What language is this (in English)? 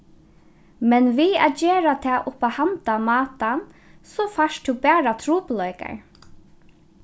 Faroese